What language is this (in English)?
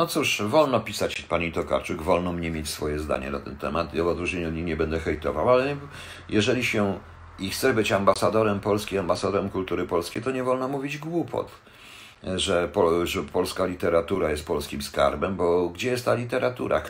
Polish